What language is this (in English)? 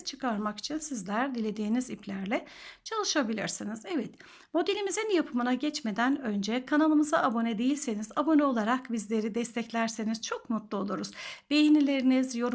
Turkish